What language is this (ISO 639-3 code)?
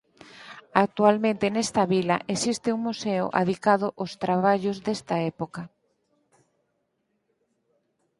glg